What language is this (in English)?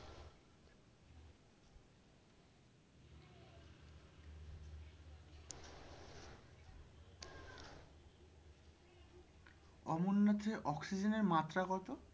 Bangla